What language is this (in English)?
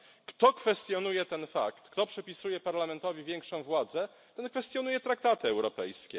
Polish